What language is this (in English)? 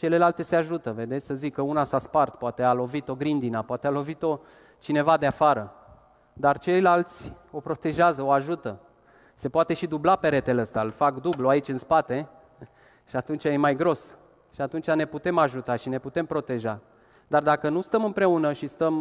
Romanian